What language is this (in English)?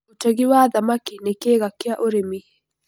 Kikuyu